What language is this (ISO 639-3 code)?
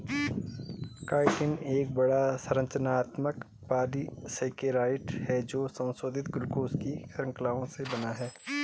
hin